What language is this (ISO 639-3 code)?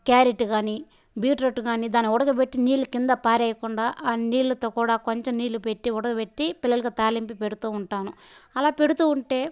tel